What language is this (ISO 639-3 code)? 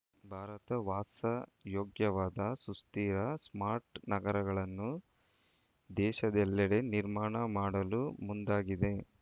kan